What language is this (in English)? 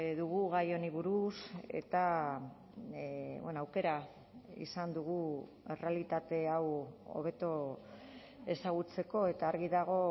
Basque